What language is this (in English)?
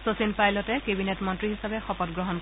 Assamese